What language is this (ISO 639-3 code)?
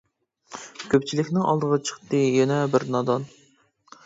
uig